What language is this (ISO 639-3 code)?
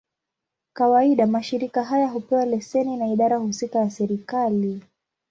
swa